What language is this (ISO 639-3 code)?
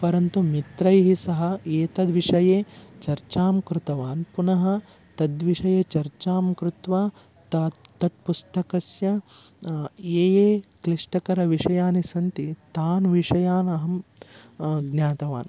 san